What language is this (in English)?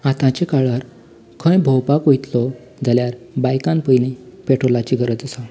Konkani